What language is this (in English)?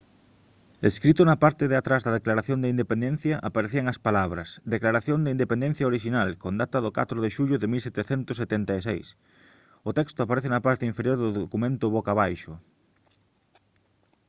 Galician